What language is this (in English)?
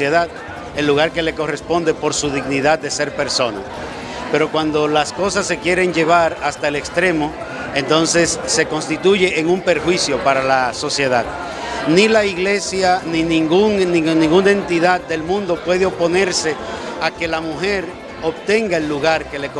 Spanish